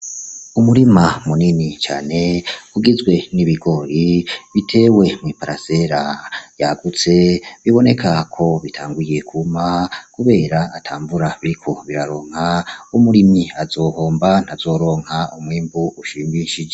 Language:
Rundi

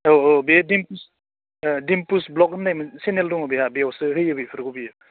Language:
Bodo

